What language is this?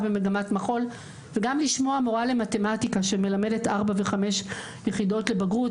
Hebrew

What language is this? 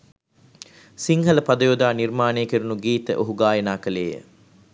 Sinhala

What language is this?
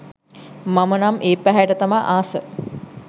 Sinhala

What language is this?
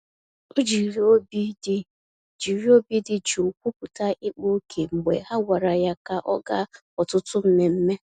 Igbo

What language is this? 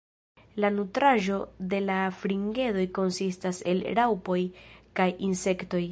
Esperanto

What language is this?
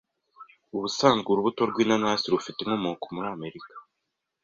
Kinyarwanda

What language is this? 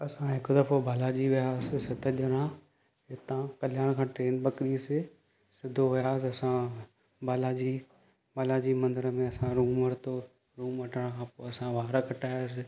Sindhi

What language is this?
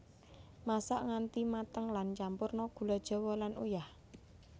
Javanese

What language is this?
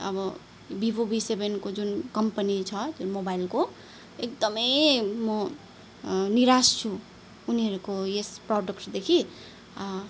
Nepali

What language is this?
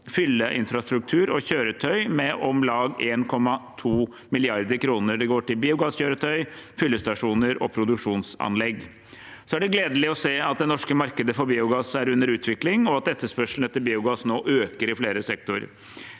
Norwegian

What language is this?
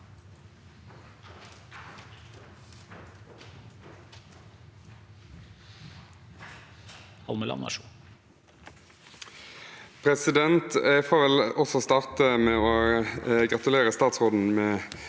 Norwegian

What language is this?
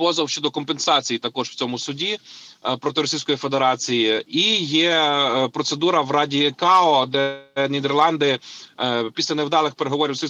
Ukrainian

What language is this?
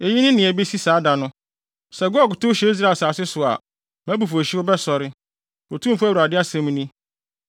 Akan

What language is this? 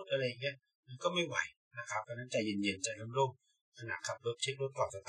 Thai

